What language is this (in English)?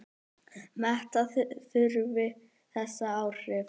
Icelandic